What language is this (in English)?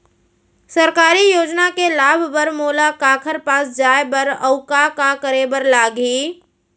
Chhattisgarhi